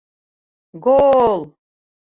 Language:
Bashkir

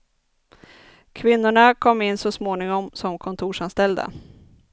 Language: Swedish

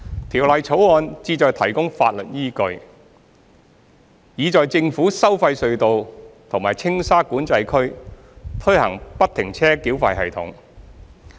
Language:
Cantonese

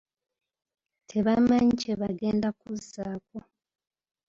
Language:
Ganda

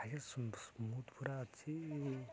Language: Odia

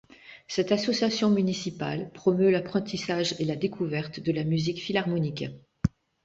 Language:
French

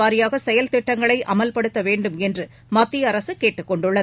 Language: Tamil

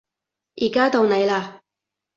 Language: Cantonese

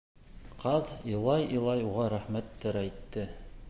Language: Bashkir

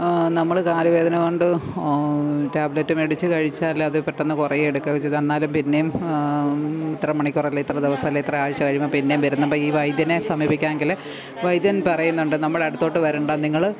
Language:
Malayalam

